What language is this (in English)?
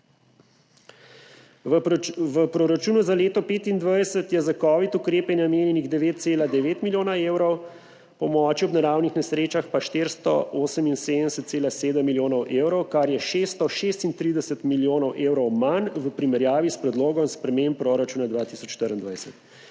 Slovenian